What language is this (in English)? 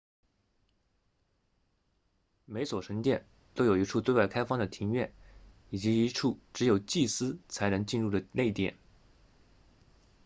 Chinese